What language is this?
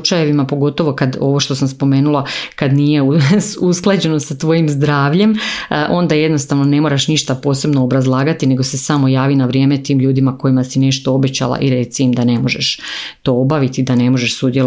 Croatian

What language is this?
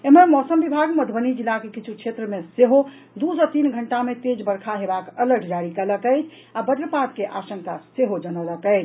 Maithili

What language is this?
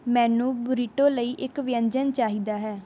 Punjabi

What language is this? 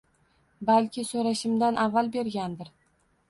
Uzbek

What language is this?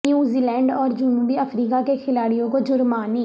Urdu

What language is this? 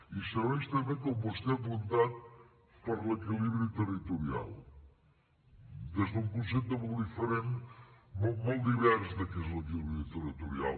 Catalan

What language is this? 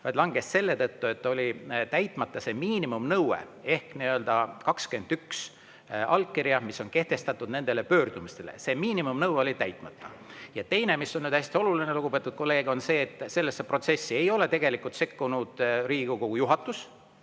Estonian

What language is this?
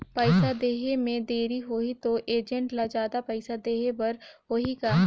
Chhattisgarhi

